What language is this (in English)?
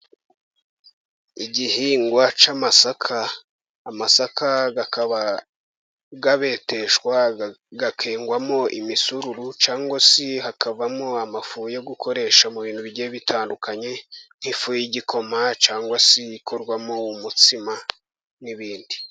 Kinyarwanda